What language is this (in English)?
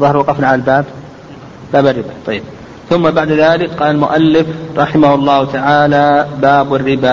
Arabic